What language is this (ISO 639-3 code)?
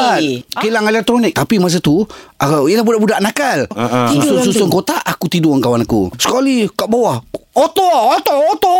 msa